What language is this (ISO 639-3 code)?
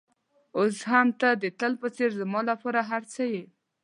pus